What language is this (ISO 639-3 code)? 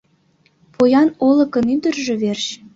chm